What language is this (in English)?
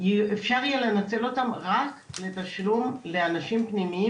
Hebrew